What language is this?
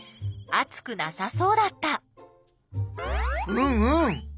Japanese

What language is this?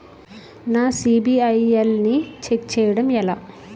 Telugu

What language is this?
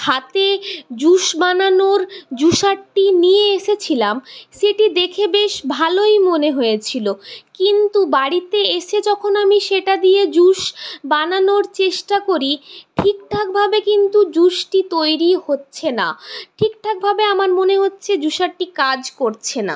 Bangla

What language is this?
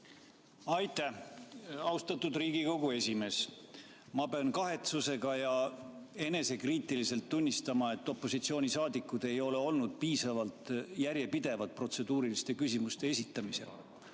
Estonian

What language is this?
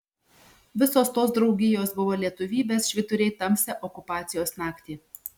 Lithuanian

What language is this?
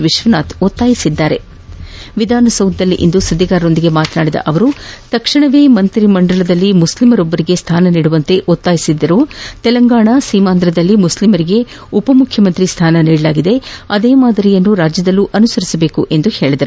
Kannada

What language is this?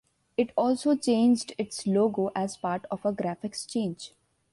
English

